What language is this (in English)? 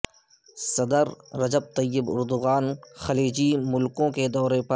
Urdu